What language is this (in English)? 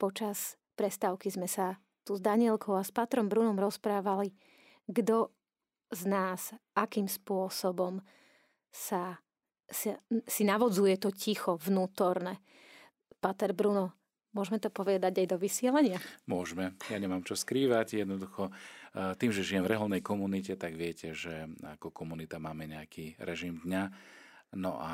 Slovak